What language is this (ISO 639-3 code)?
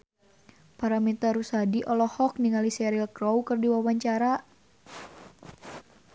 sun